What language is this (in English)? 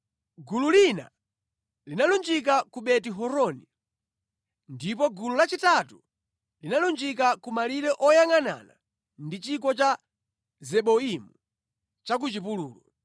Nyanja